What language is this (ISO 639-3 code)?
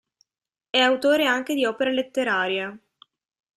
ita